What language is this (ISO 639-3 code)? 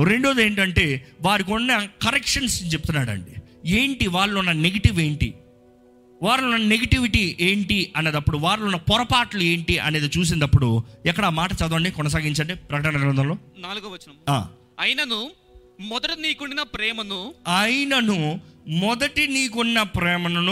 tel